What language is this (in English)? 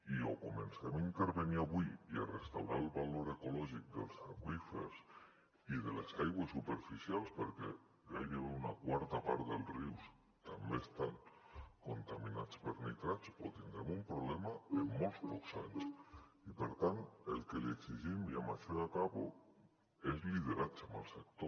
Catalan